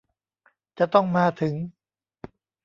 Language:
Thai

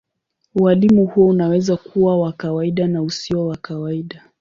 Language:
Swahili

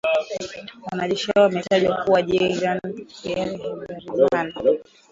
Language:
Swahili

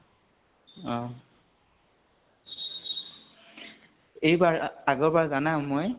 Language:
Assamese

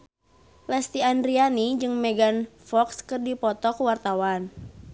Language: Sundanese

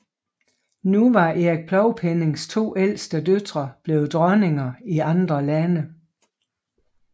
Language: Danish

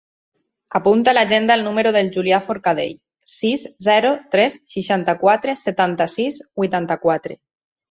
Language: Catalan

